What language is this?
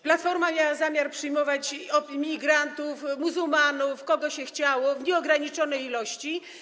Polish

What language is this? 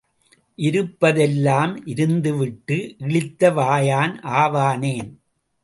Tamil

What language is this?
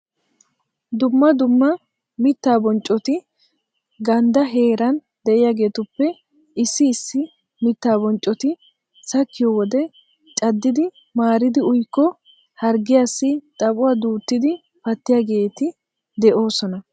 Wolaytta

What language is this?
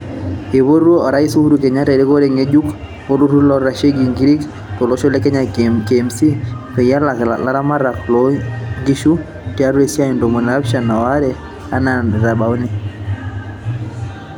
Masai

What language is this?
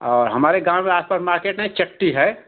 Hindi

